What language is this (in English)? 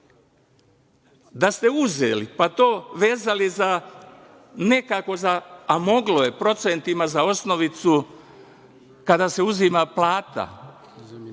Serbian